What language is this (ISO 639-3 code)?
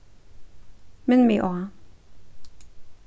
fao